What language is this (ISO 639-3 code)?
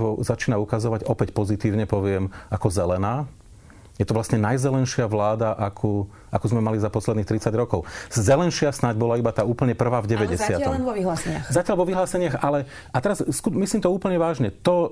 slk